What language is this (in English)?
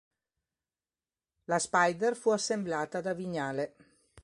Italian